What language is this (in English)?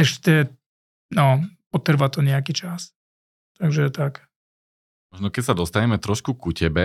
Slovak